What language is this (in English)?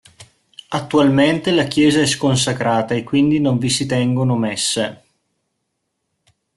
Italian